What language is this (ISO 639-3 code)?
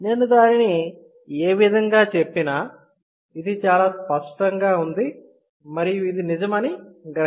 tel